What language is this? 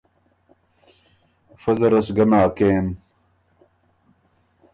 Ormuri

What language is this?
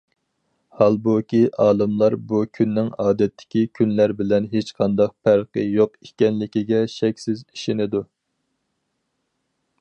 Uyghur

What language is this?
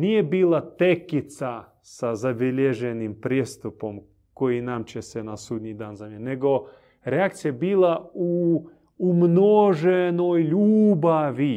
Croatian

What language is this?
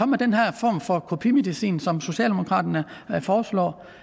Danish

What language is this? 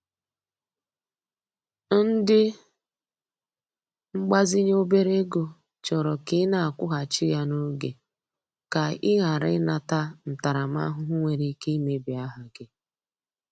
Igbo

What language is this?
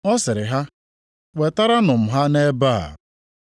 Igbo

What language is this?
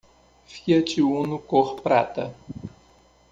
Portuguese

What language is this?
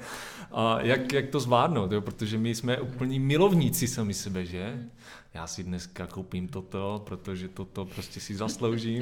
Czech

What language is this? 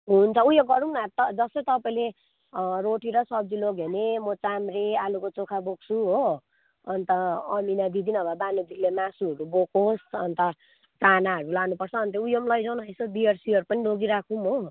Nepali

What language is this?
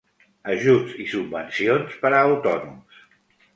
Catalan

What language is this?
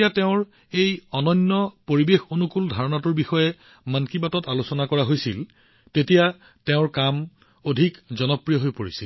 Assamese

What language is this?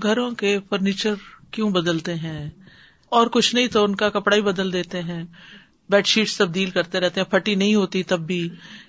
Urdu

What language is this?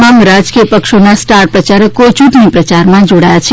Gujarati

